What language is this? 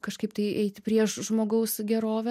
Lithuanian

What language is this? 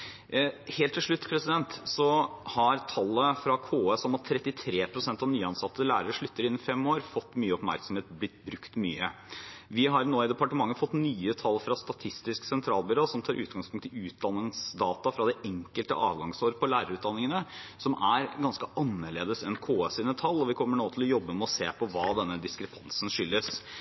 Norwegian Bokmål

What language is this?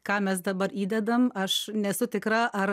Lithuanian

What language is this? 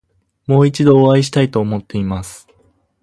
Japanese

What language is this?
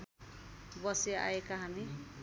Nepali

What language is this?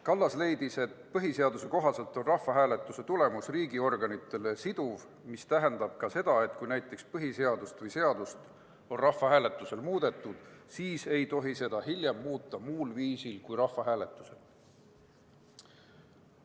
Estonian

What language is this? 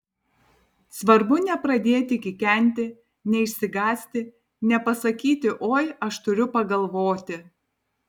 Lithuanian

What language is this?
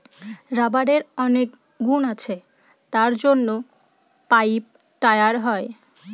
Bangla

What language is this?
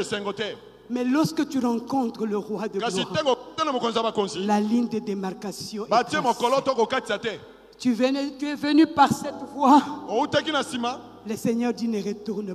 French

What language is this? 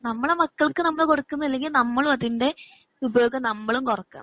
Malayalam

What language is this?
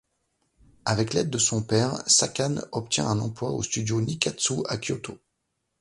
French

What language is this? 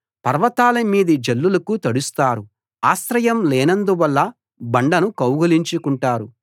Telugu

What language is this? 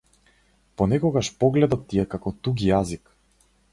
Macedonian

